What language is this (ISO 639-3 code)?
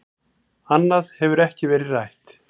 isl